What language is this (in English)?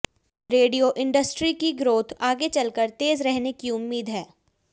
Hindi